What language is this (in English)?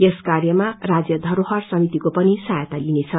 Nepali